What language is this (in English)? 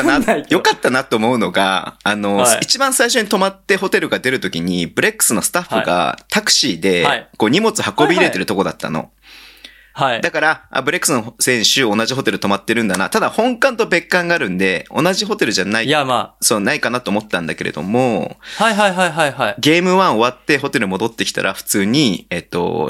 Japanese